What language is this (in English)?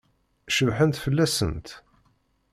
Kabyle